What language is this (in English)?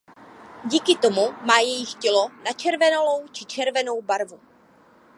Czech